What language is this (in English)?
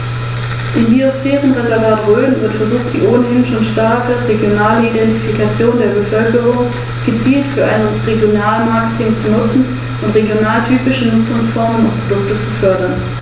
German